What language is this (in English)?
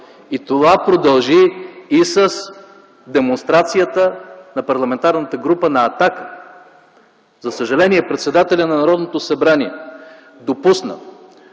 Bulgarian